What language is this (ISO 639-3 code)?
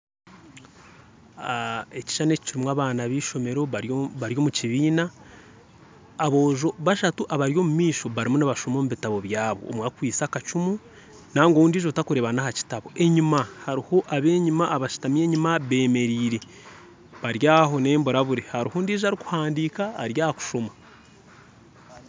nyn